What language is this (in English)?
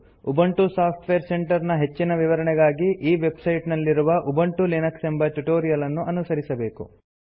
Kannada